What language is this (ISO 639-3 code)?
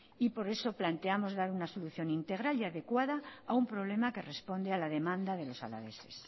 spa